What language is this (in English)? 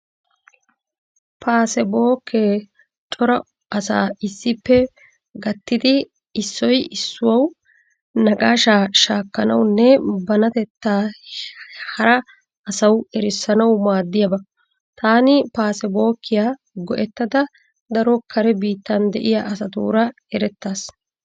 Wolaytta